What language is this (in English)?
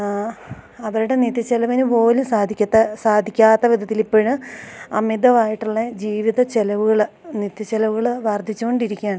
Malayalam